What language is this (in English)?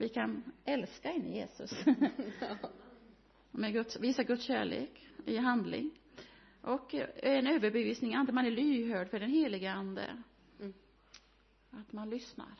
Swedish